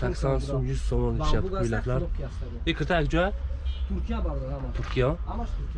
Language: Turkish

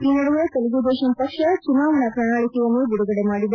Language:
Kannada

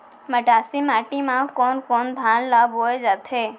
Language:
Chhattisgarhi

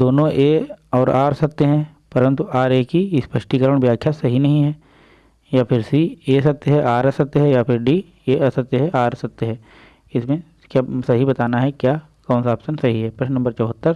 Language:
Hindi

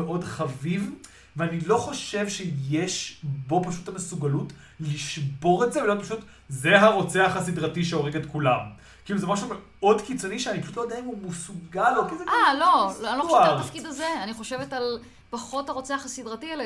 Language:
Hebrew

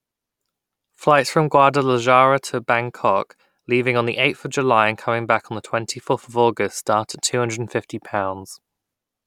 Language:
English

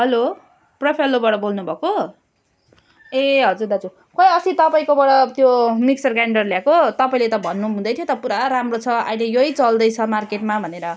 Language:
Nepali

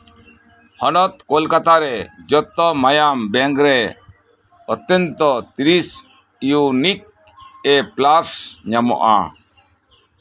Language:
Santali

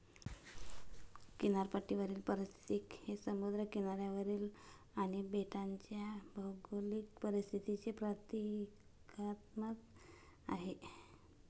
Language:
Marathi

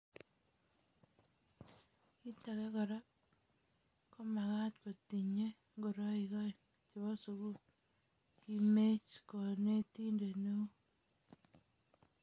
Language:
Kalenjin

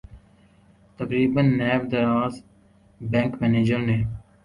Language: Urdu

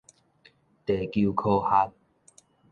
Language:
Min Nan Chinese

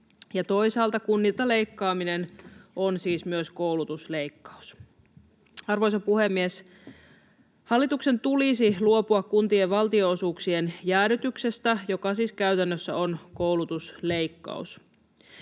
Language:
Finnish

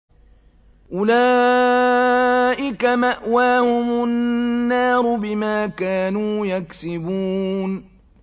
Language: Arabic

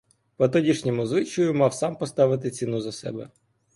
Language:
Ukrainian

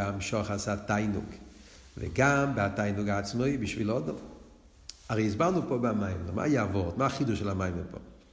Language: Hebrew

